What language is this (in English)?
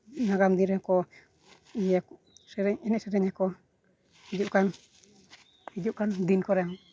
Santali